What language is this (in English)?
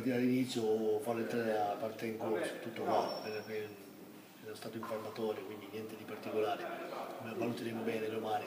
Italian